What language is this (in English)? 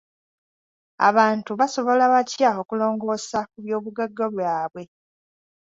Ganda